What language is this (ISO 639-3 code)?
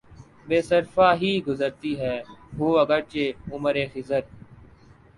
urd